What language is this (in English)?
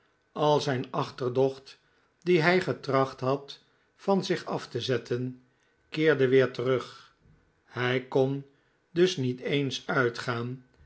Dutch